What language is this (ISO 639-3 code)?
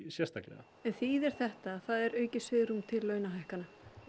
isl